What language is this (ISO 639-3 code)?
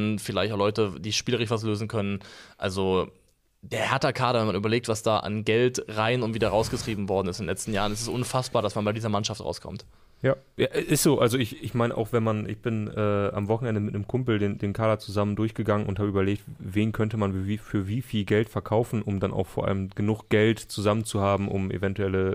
deu